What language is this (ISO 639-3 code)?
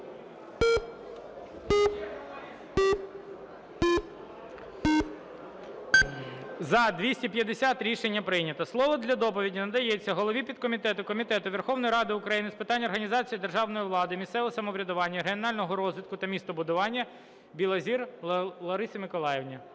ukr